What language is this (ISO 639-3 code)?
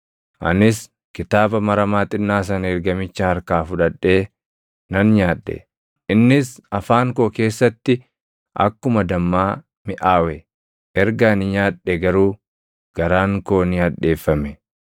orm